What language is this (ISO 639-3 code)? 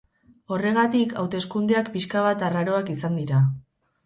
eus